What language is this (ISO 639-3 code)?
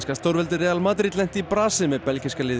isl